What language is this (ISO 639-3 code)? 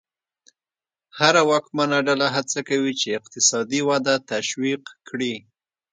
pus